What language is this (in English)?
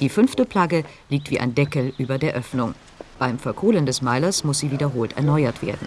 German